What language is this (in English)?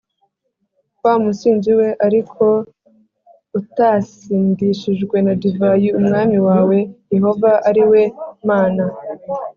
Kinyarwanda